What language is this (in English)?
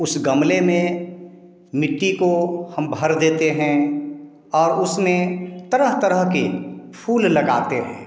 Hindi